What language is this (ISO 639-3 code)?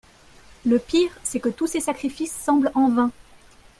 fra